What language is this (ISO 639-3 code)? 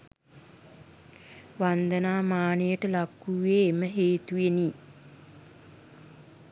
sin